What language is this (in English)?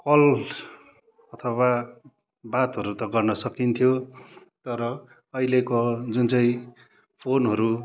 Nepali